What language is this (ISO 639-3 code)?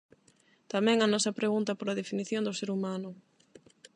glg